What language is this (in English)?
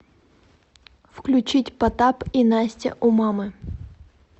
Russian